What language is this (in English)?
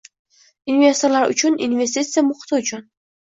Uzbek